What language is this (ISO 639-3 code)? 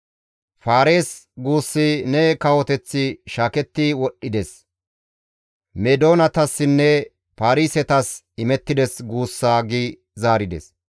gmv